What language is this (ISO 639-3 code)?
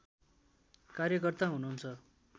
nep